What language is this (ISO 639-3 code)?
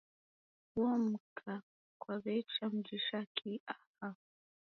dav